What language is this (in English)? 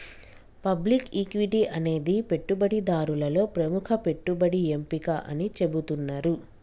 Telugu